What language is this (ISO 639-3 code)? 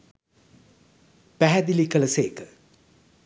sin